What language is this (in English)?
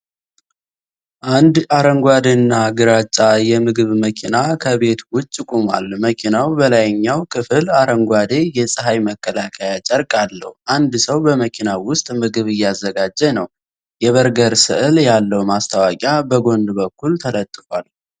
Amharic